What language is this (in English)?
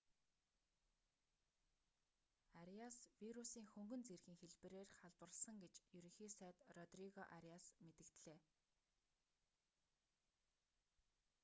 Mongolian